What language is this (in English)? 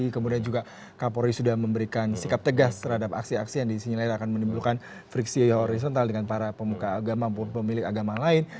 Indonesian